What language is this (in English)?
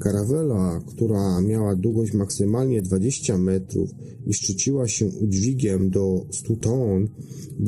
Polish